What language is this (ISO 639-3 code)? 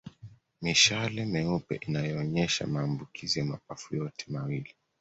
swa